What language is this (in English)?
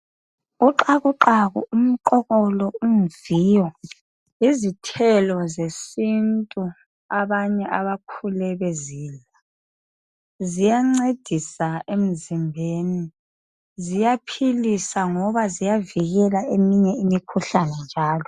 North Ndebele